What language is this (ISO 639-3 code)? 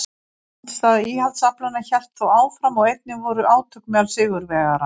isl